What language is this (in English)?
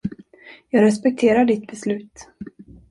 Swedish